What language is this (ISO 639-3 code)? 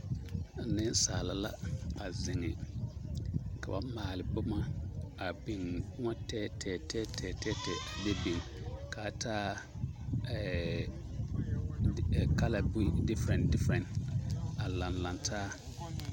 dga